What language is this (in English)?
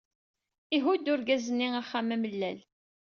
Kabyle